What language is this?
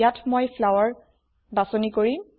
Assamese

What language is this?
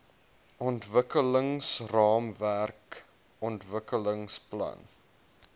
Afrikaans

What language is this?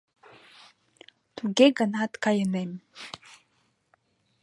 Mari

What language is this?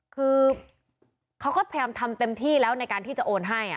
Thai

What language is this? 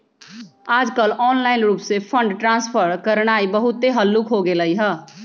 Magahi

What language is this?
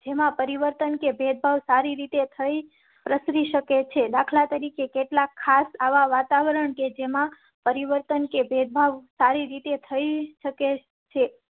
Gujarati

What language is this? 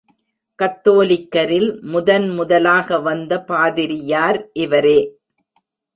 Tamil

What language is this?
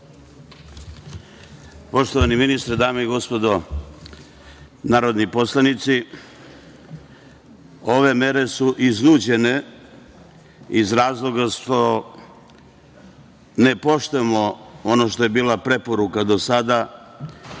Serbian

